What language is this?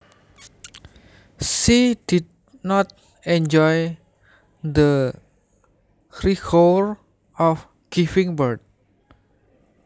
Javanese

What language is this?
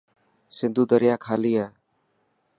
Dhatki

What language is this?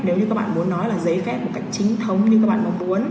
Vietnamese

